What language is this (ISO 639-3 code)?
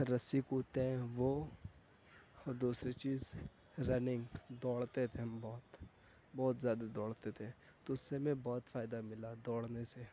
urd